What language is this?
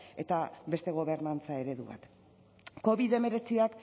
Basque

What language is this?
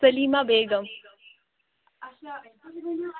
Kashmiri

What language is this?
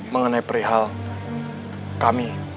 Indonesian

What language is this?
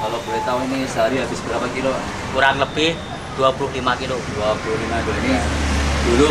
Indonesian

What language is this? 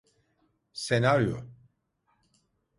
Turkish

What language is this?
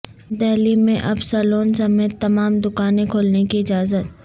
Urdu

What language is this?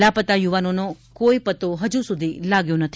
Gujarati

